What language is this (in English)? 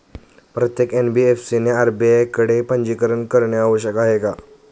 Marathi